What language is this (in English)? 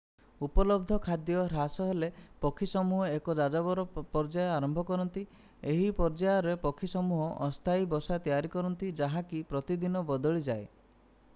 Odia